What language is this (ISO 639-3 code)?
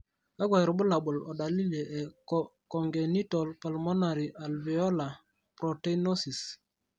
mas